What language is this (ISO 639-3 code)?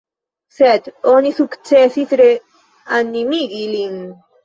epo